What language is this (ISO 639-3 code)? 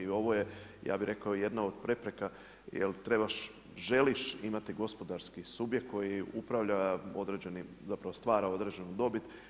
hrv